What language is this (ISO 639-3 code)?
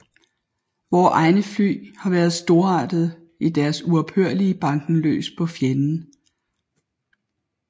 dan